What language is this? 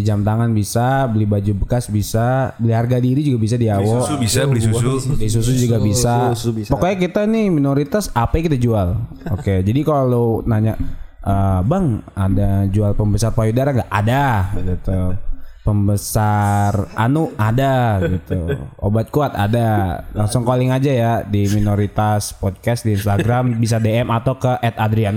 Indonesian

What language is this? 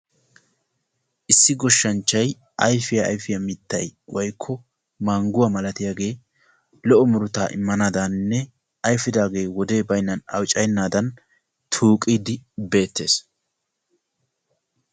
Wolaytta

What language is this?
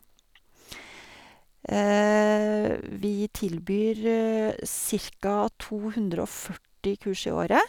Norwegian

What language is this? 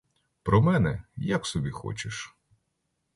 Ukrainian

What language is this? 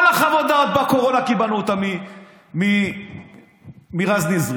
Hebrew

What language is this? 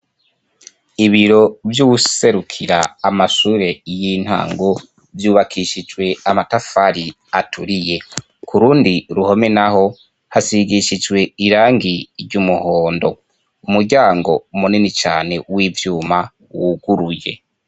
Rundi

